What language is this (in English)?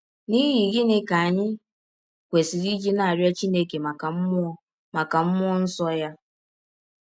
Igbo